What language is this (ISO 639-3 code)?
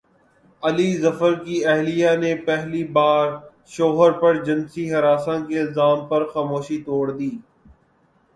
urd